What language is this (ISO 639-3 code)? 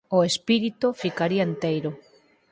glg